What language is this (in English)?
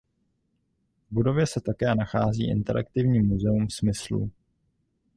Czech